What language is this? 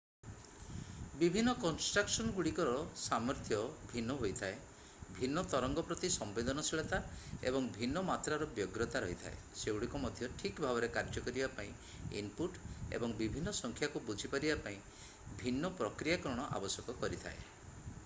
Odia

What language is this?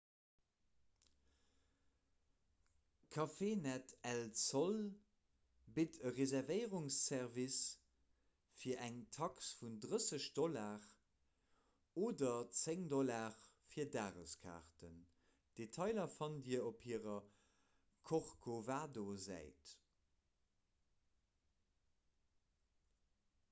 Luxembourgish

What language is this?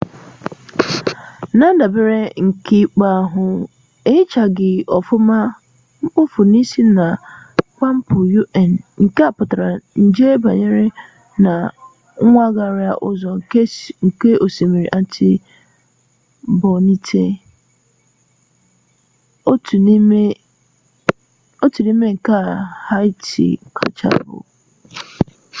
Igbo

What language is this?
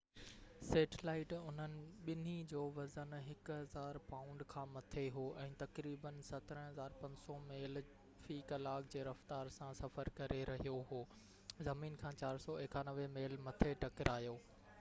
Sindhi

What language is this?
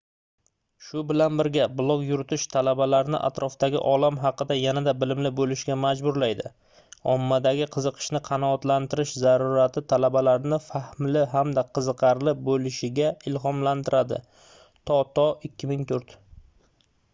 Uzbek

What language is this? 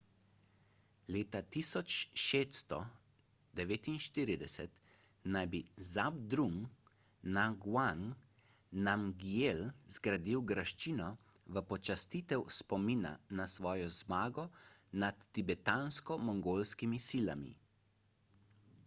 Slovenian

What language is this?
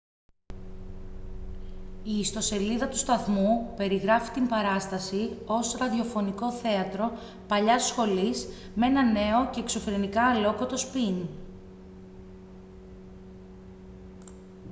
Greek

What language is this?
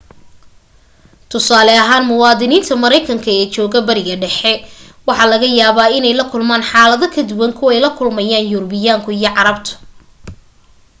Somali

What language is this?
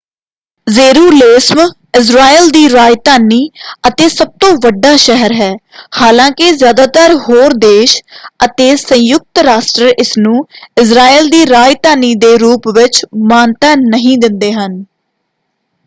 Punjabi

